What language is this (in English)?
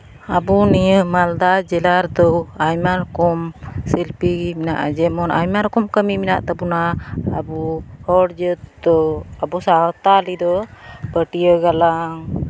Santali